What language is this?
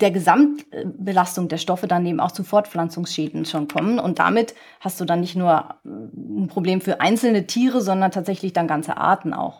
German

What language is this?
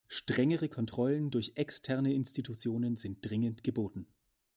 German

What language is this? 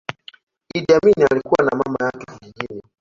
Swahili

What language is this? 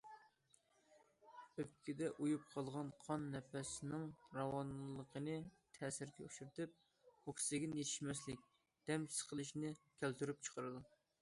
Uyghur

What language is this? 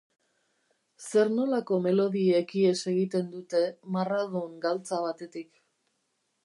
Basque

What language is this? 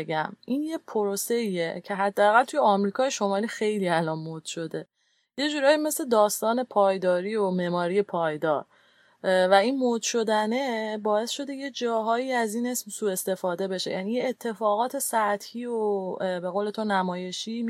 Persian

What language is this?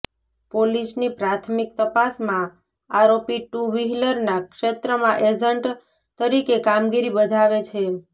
Gujarati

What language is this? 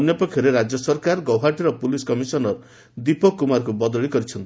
Odia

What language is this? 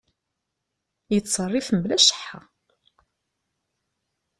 Kabyle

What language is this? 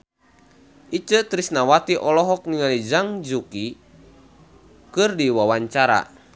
Sundanese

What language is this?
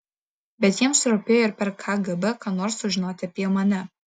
Lithuanian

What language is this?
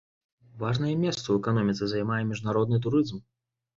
Belarusian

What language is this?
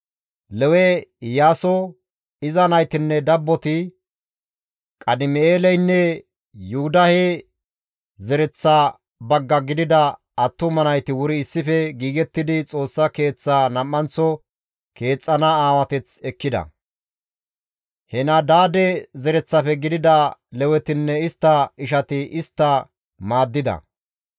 Gamo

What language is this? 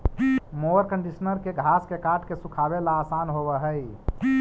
Magahi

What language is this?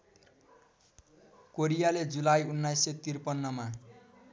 Nepali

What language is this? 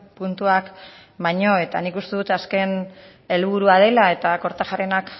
Basque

